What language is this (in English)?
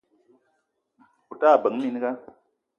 Eton (Cameroon)